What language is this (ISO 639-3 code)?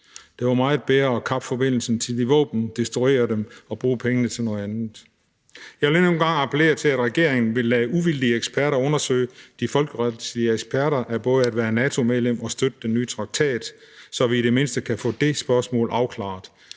dan